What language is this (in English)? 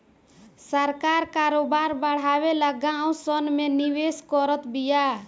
Bhojpuri